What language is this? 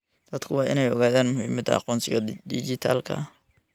Somali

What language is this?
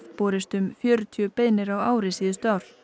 Icelandic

